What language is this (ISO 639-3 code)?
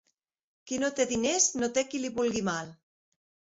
cat